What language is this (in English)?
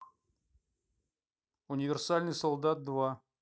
Russian